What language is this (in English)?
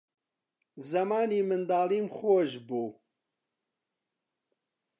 Central Kurdish